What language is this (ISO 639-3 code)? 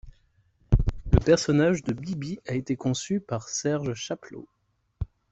fra